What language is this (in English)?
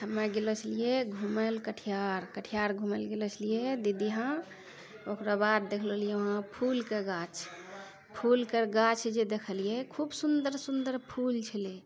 Maithili